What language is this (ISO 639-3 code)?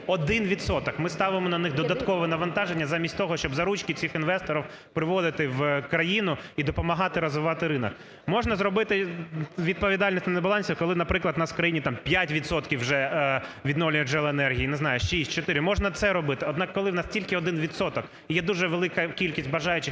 ukr